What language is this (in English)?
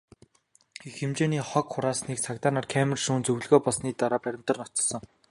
Mongolian